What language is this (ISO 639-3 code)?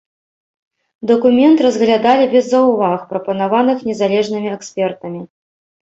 bel